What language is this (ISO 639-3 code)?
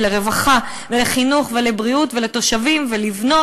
heb